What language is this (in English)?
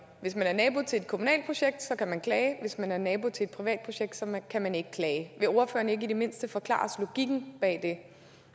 Danish